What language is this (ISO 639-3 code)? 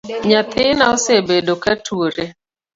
luo